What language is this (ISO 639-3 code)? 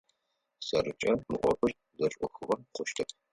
ady